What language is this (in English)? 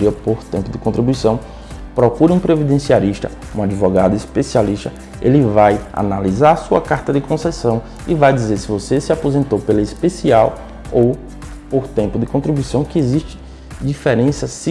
Portuguese